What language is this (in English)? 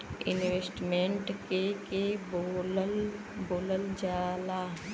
Bhojpuri